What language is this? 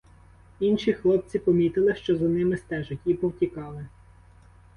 Ukrainian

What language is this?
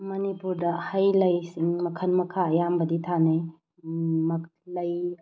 Manipuri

